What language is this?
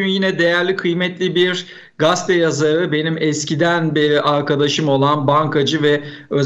Turkish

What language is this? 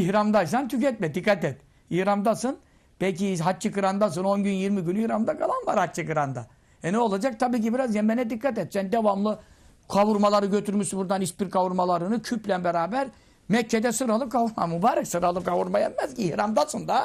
Turkish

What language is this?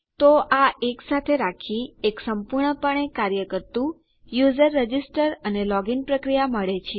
Gujarati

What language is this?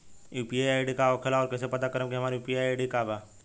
Bhojpuri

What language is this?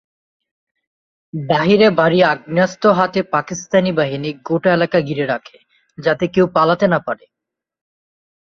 Bangla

